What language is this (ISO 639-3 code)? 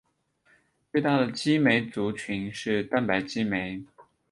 zho